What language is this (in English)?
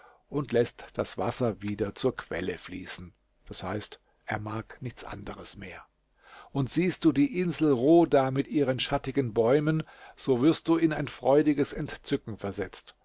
German